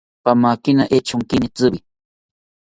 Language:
South Ucayali Ashéninka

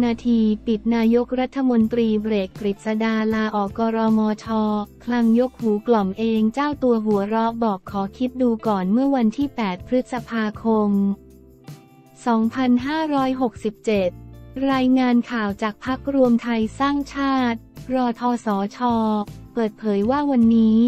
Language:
Thai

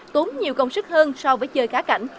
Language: Vietnamese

